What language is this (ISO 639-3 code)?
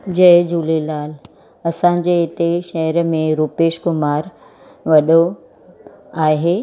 snd